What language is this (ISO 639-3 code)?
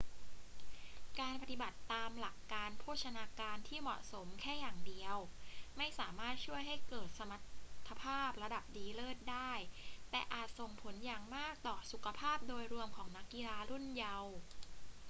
tha